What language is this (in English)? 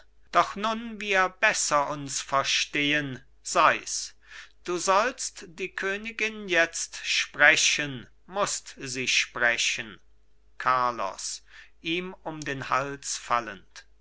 German